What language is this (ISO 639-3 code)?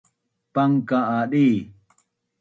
bnn